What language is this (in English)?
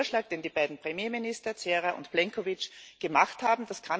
German